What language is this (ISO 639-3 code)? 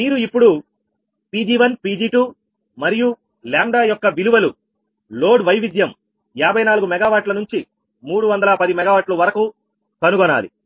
tel